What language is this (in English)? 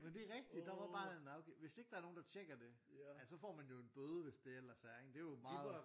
Danish